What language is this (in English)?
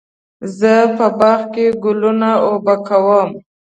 Pashto